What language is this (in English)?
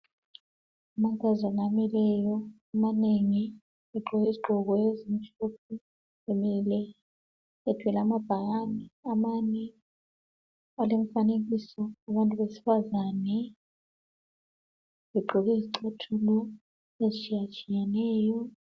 North Ndebele